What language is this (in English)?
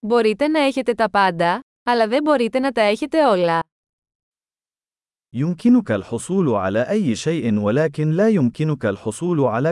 Greek